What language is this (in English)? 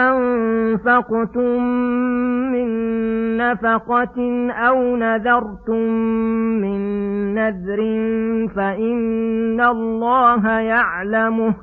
Arabic